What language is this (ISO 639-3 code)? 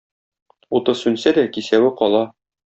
tat